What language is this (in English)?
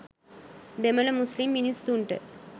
Sinhala